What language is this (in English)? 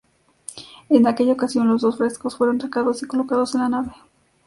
Spanish